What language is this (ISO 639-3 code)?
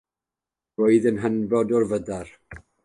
cym